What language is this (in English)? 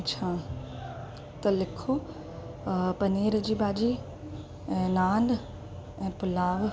Sindhi